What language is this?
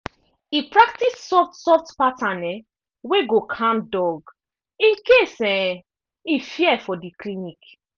Nigerian Pidgin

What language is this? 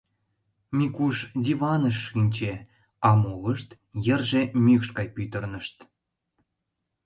Mari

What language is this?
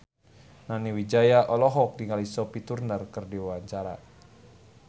Sundanese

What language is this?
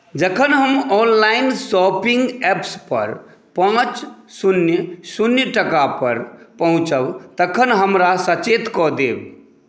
Maithili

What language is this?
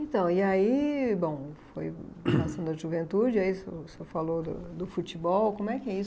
Portuguese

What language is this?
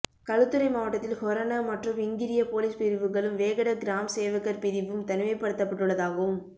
Tamil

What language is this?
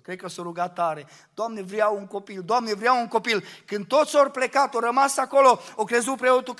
Romanian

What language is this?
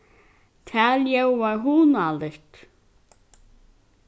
Faroese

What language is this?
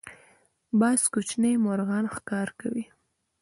Pashto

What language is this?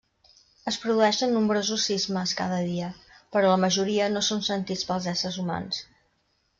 Catalan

